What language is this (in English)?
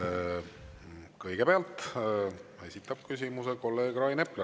Estonian